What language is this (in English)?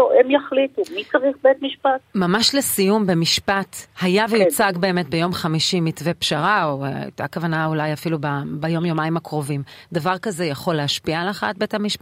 Hebrew